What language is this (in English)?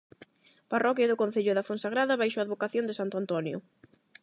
Galician